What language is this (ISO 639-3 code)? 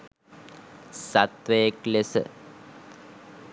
sin